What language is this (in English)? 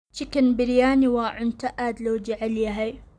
Somali